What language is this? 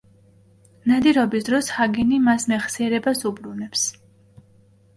Georgian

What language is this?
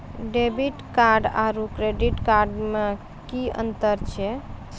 Maithili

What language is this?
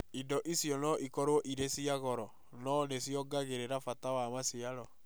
Kikuyu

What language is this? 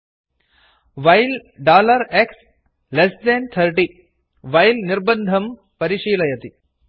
Sanskrit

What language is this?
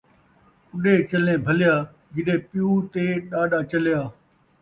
Saraiki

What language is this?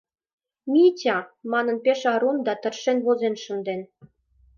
Mari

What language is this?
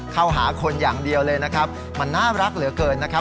Thai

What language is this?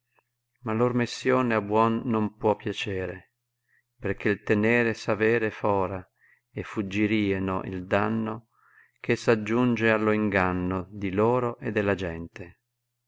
Italian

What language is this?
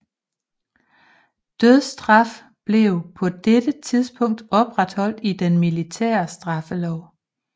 Danish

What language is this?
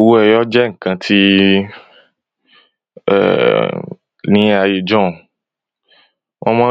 Yoruba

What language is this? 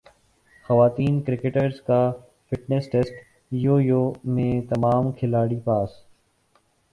Urdu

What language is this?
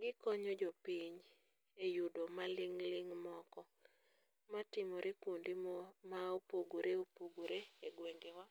Luo (Kenya and Tanzania)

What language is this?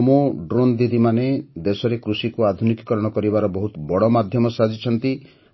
Odia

